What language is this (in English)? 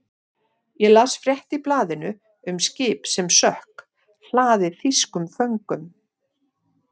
Icelandic